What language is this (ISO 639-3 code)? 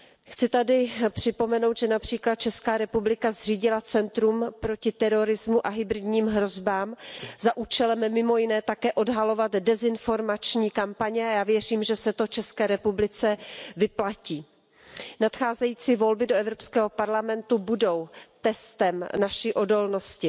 ces